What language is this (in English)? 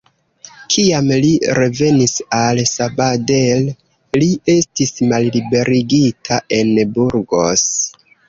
Esperanto